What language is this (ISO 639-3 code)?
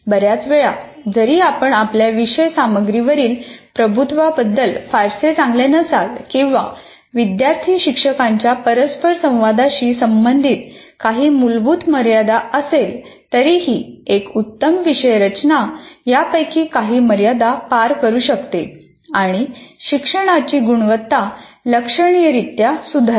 mar